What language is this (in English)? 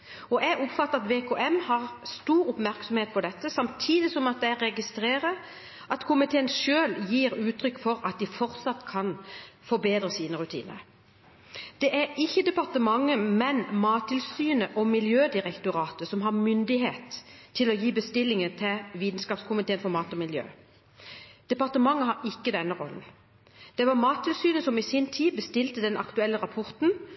Norwegian Bokmål